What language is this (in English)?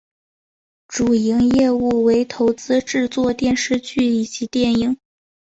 Chinese